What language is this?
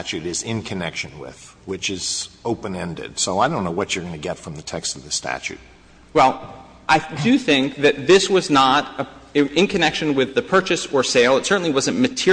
English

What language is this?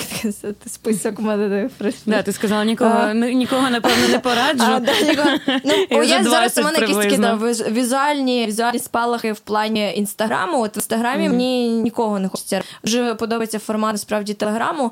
Ukrainian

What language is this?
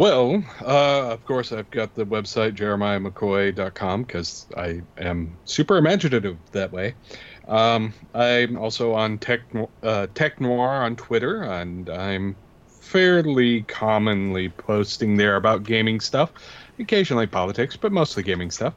English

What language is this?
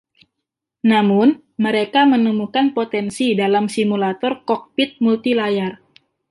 Indonesian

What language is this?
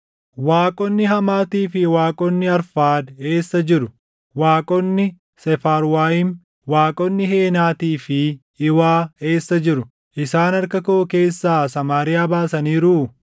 Oromo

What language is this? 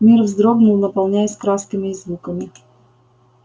Russian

